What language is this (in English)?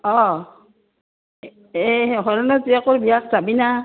Assamese